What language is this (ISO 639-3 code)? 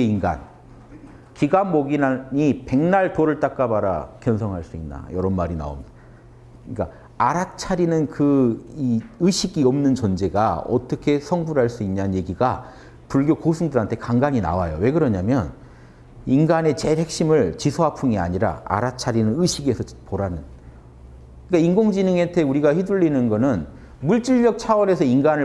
kor